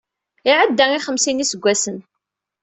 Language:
Kabyle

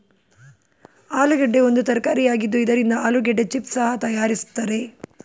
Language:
Kannada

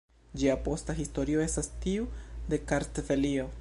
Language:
Esperanto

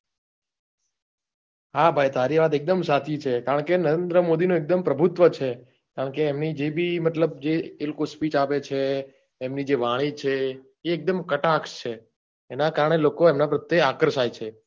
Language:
Gujarati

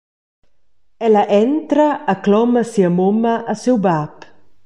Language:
Romansh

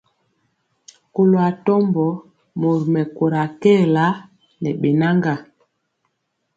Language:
Mpiemo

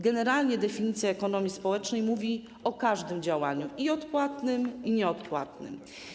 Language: Polish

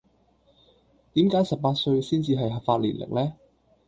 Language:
Cantonese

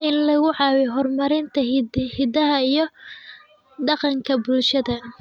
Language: Somali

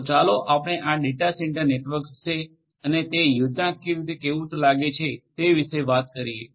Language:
Gujarati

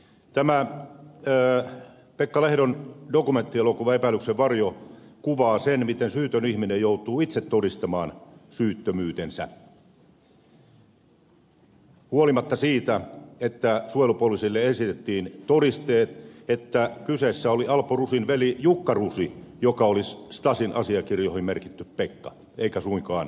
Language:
Finnish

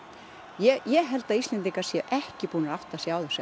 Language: Icelandic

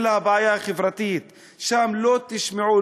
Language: Hebrew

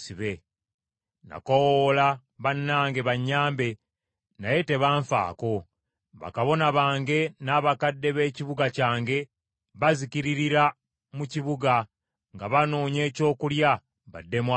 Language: Ganda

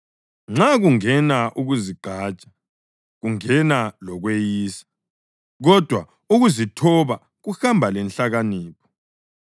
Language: North Ndebele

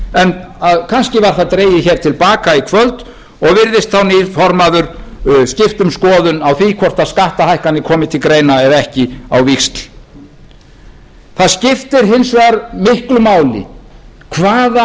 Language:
Icelandic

